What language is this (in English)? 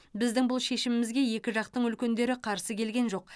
Kazakh